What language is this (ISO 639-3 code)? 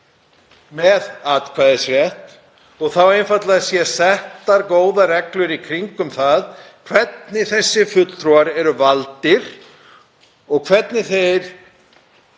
isl